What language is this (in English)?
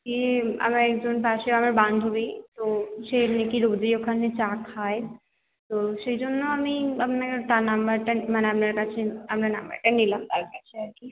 Bangla